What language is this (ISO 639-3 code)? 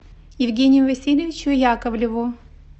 rus